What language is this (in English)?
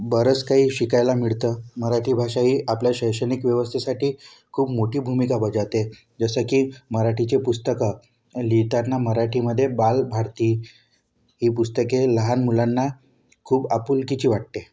Marathi